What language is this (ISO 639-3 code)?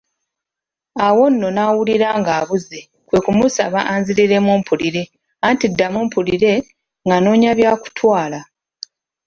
lug